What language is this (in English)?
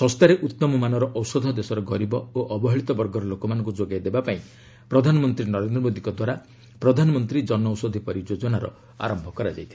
Odia